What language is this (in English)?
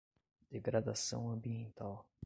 Portuguese